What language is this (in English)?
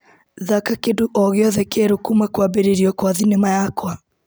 Kikuyu